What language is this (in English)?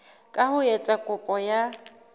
Southern Sotho